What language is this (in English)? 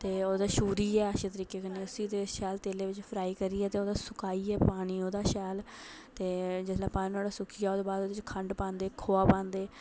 Dogri